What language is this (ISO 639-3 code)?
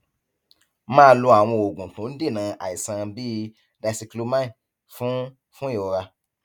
yor